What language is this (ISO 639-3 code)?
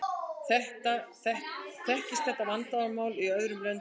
isl